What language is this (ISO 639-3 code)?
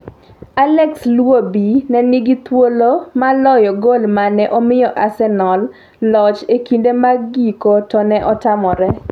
luo